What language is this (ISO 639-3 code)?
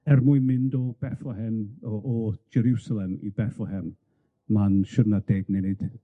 cym